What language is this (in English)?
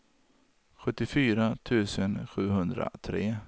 Swedish